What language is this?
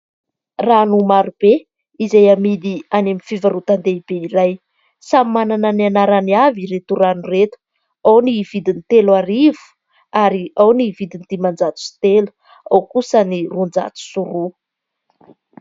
Malagasy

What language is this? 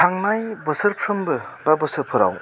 Bodo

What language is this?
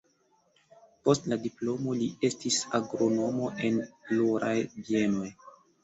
Esperanto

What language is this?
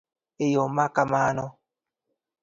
Luo (Kenya and Tanzania)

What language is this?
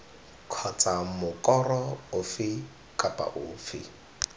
Tswana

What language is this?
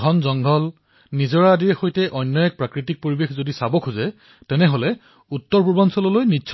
Assamese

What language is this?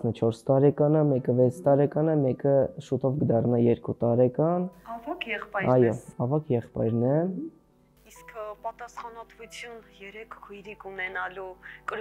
Russian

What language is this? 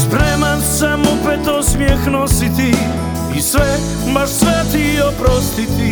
Croatian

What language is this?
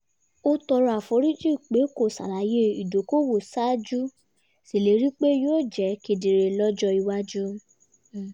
Yoruba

